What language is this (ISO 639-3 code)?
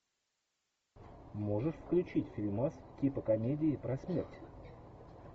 rus